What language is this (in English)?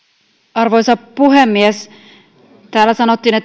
Finnish